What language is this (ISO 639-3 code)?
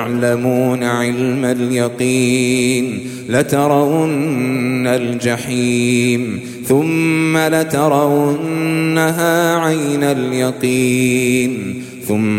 ara